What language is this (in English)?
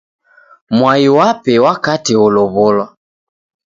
Taita